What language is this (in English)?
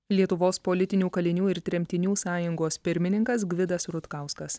Lithuanian